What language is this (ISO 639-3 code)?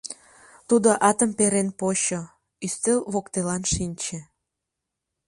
chm